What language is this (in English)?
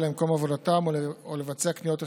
Hebrew